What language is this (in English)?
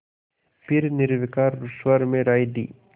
Hindi